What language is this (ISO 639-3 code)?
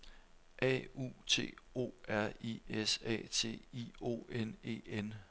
dan